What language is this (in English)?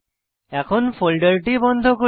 Bangla